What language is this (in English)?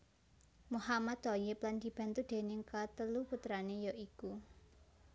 Javanese